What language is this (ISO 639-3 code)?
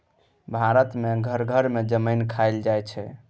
mai